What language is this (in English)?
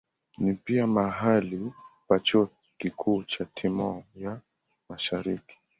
Swahili